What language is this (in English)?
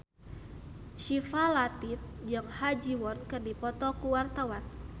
Sundanese